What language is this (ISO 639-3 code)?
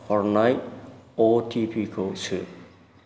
brx